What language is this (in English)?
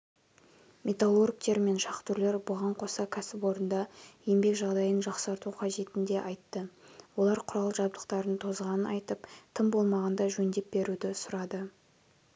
Kazakh